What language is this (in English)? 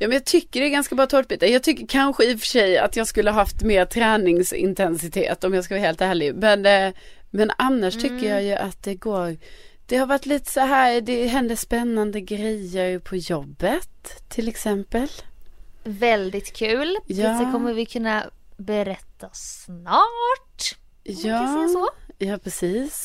Swedish